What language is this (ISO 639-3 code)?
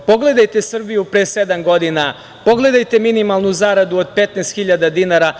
srp